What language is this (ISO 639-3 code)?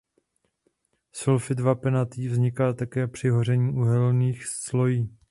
ces